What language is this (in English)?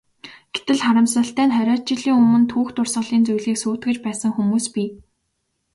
Mongolian